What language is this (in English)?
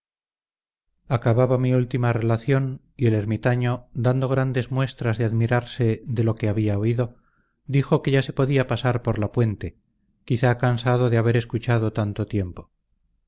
Spanish